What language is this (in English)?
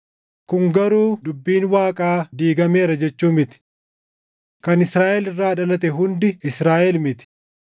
Oromo